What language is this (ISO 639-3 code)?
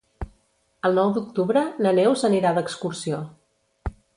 cat